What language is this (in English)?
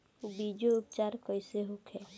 Bhojpuri